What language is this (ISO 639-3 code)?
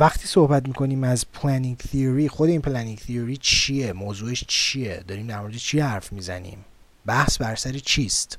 fas